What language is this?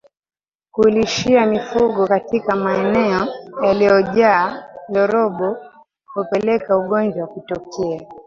Swahili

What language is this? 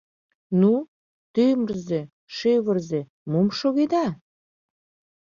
Mari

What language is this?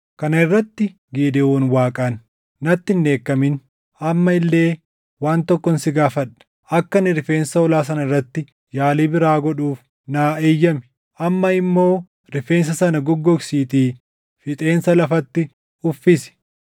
Oromo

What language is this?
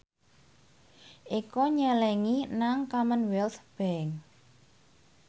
Javanese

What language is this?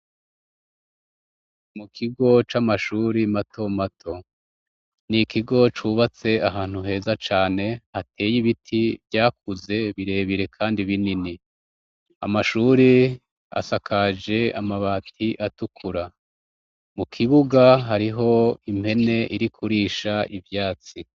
Rundi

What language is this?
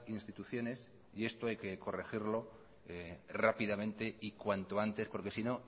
Spanish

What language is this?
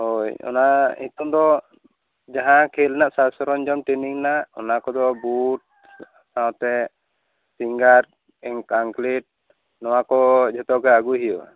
Santali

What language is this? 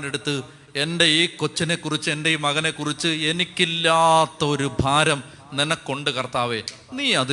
Malayalam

